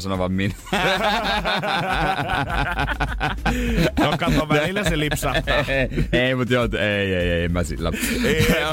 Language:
Finnish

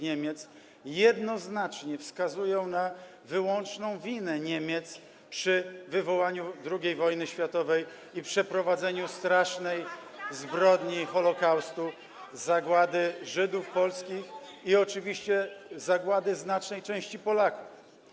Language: Polish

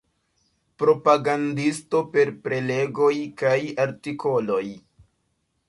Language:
Esperanto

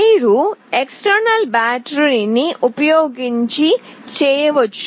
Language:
Telugu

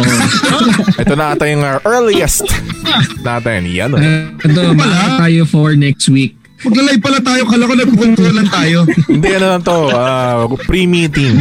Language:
Filipino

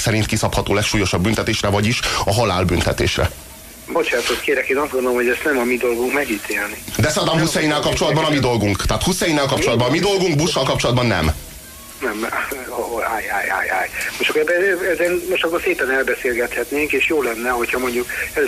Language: Hungarian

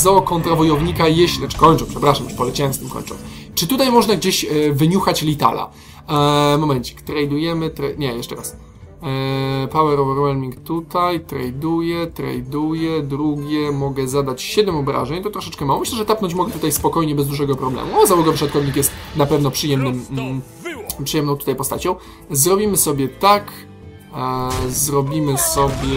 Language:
Polish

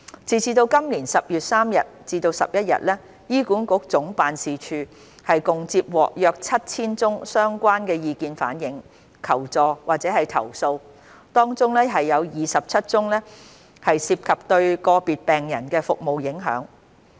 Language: Cantonese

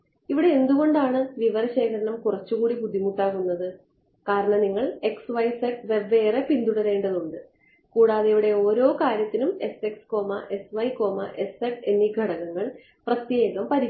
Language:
Malayalam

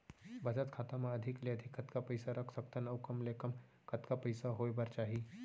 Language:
Chhattisgarhi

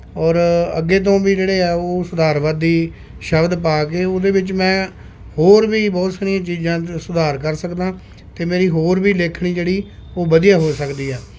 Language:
Punjabi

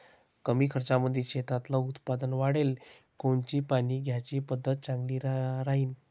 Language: Marathi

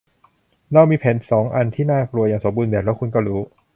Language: Thai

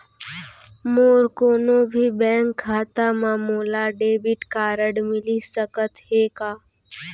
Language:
Chhattisgarhi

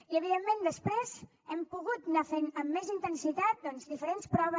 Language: Catalan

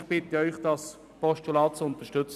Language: Swiss German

